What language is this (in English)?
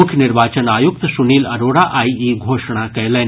Maithili